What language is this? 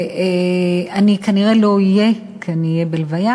Hebrew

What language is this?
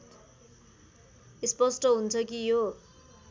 Nepali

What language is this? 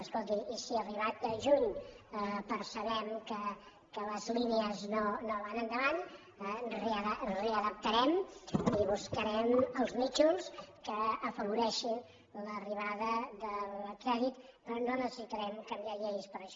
Catalan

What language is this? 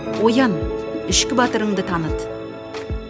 Kazakh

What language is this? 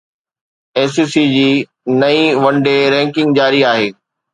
Sindhi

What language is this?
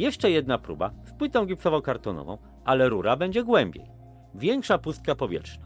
Polish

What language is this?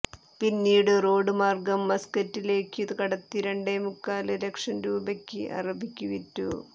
Malayalam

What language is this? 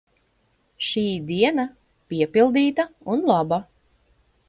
Latvian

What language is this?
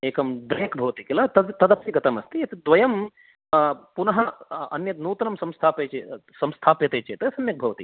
Sanskrit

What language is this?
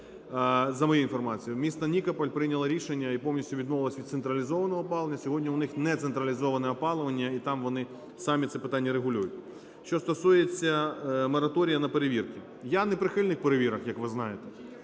Ukrainian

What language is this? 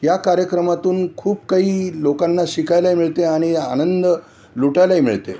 Marathi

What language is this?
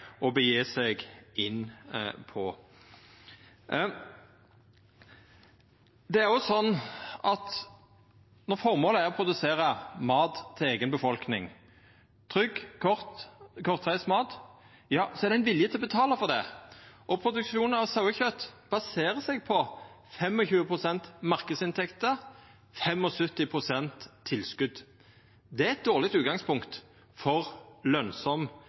Norwegian Nynorsk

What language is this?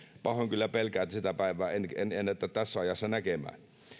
Finnish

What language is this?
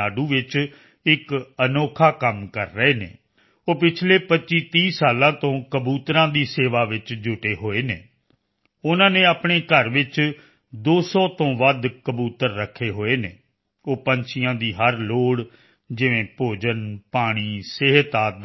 Punjabi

